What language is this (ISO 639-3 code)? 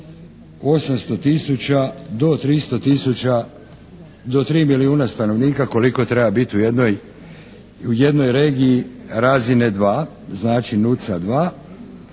hrv